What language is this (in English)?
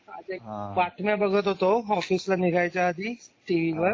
Marathi